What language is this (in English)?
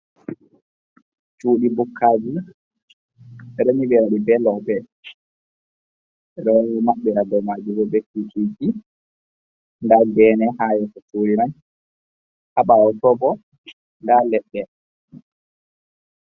Fula